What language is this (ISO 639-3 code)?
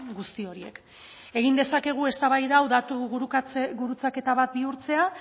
eus